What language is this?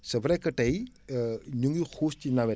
Wolof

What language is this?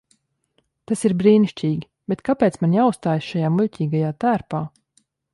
Latvian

